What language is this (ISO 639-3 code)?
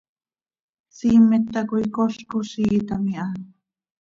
sei